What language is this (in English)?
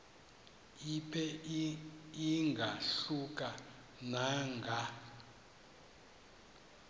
Xhosa